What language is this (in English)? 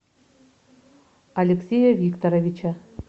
Russian